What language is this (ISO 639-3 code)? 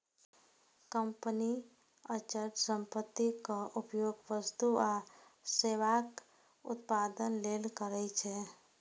mai